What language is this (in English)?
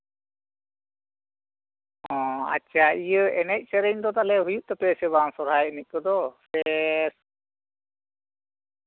Santali